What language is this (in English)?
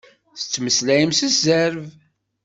Kabyle